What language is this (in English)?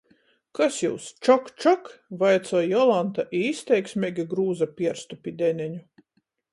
Latgalian